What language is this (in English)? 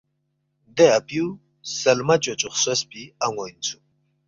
Balti